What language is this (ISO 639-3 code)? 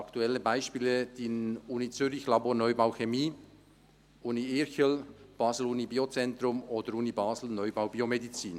gsw